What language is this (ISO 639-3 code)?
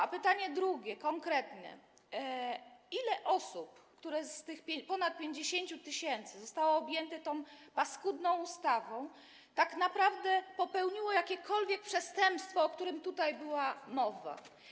pol